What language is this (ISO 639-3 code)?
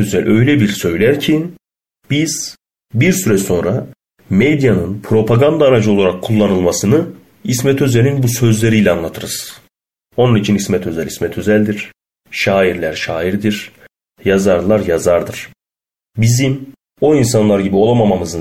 tur